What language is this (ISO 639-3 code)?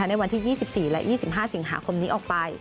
tha